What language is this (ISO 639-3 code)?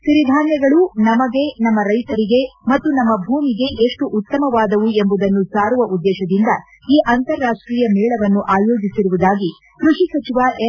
kan